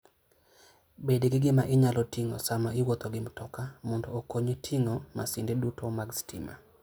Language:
Luo (Kenya and Tanzania)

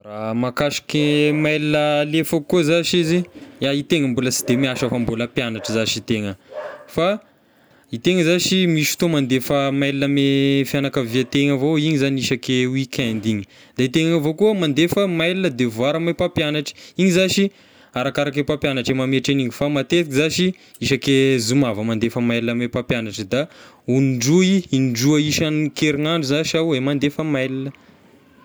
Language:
Tesaka Malagasy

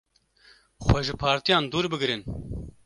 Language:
Kurdish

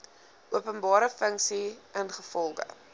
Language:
Afrikaans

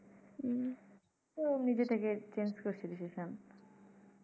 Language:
Bangla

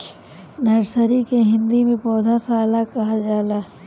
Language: Bhojpuri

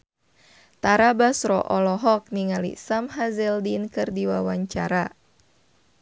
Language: Sundanese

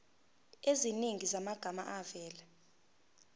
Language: Zulu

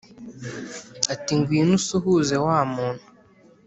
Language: Kinyarwanda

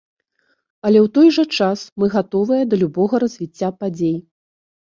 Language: Belarusian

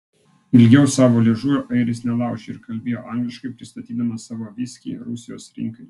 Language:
Lithuanian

